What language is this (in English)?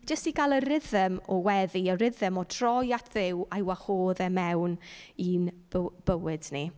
Welsh